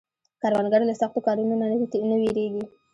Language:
Pashto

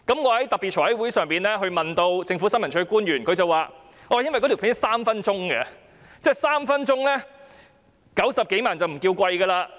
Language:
Cantonese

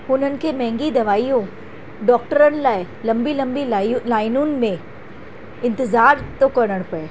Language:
Sindhi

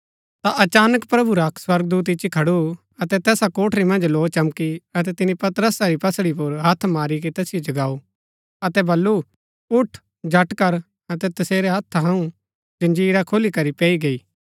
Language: Gaddi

